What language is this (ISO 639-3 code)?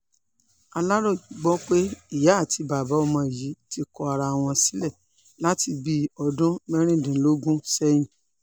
yor